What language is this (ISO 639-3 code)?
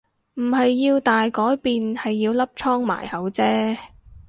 yue